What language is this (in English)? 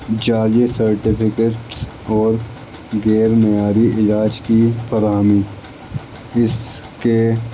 Urdu